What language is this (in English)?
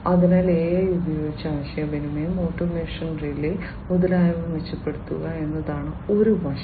Malayalam